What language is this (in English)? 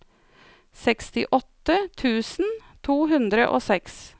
Norwegian